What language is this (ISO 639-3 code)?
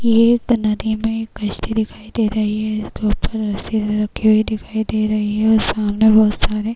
hin